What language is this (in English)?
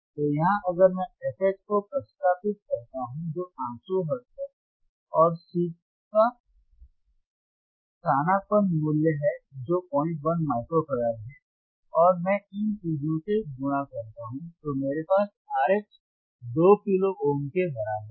Hindi